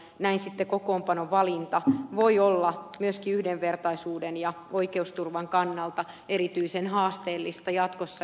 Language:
Finnish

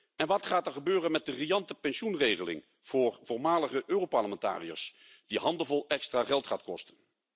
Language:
Dutch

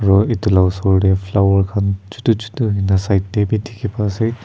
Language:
Naga Pidgin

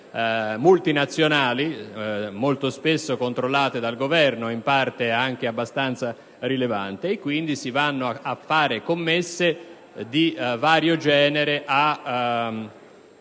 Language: Italian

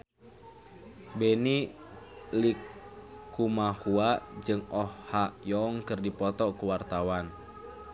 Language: Sundanese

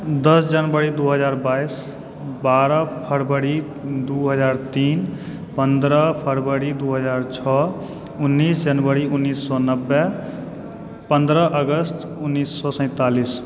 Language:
Maithili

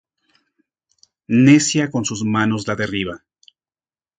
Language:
Spanish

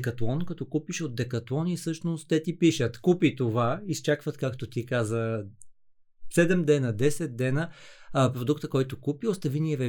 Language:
Bulgarian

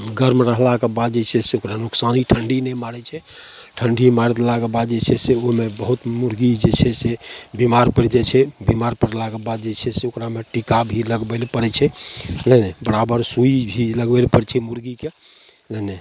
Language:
Maithili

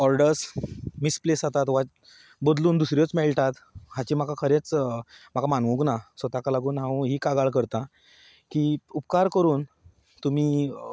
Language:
Konkani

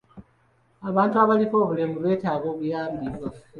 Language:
Ganda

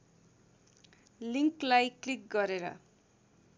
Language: Nepali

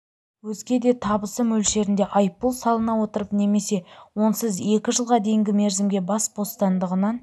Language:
Kazakh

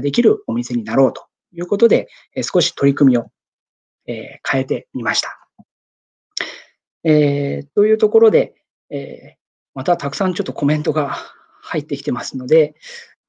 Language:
Japanese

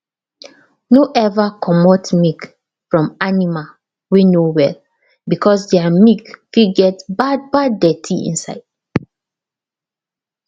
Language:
Nigerian Pidgin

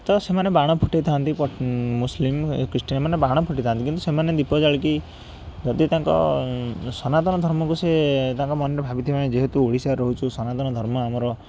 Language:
Odia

